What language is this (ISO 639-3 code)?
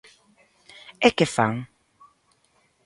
glg